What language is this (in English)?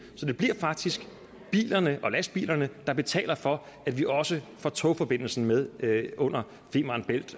Danish